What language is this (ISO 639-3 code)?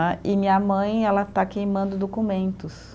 por